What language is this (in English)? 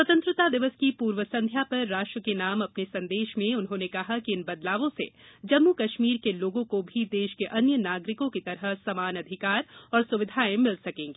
Hindi